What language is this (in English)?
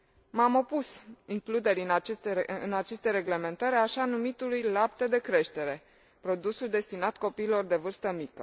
Romanian